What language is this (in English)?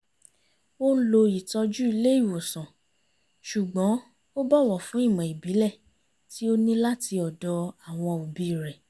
Yoruba